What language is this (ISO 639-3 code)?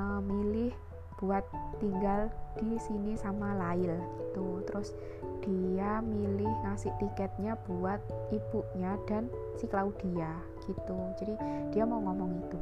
ind